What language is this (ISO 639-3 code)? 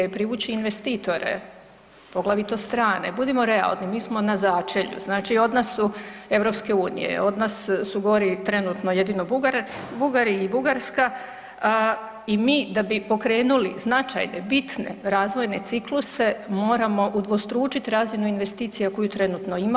hrv